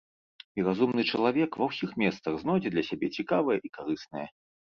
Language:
Belarusian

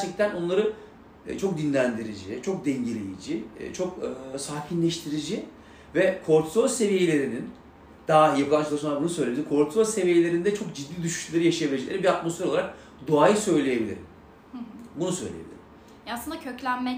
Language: Turkish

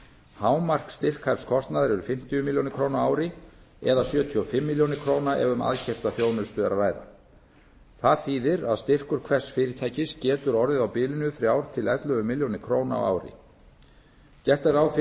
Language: Icelandic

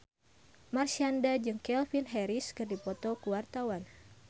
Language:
Sundanese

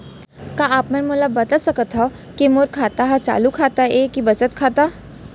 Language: Chhattisgarhi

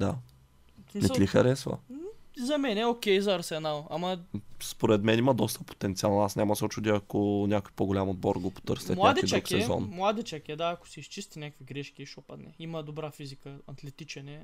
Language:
Bulgarian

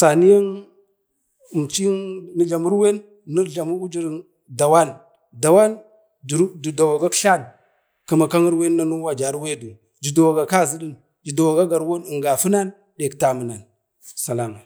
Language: Bade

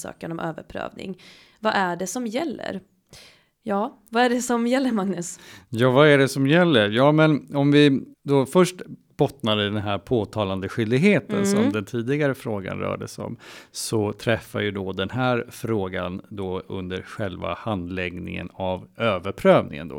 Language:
Swedish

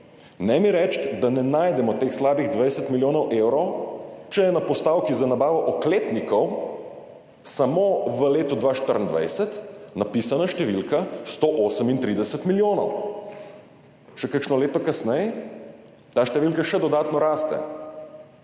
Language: Slovenian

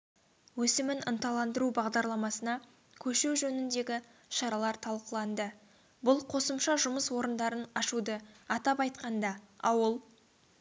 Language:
Kazakh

